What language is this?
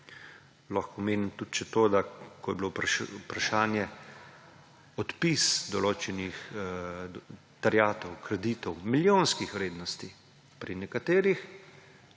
Slovenian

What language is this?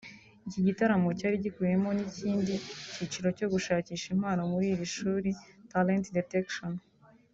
Kinyarwanda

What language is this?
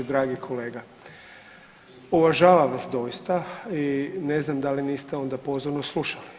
Croatian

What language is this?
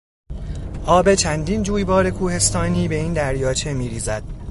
Persian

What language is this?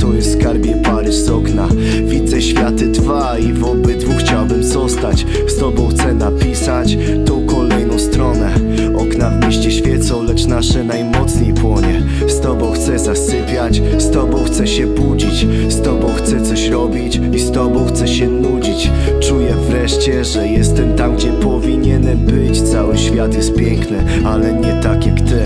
Polish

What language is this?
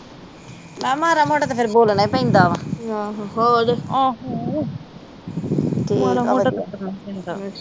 Punjabi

